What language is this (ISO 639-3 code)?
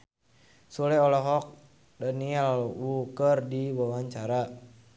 sun